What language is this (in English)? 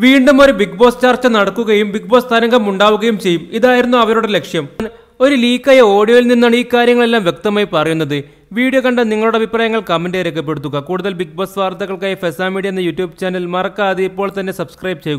Romanian